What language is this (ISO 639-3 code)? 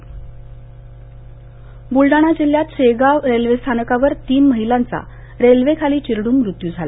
mar